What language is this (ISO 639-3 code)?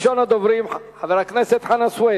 heb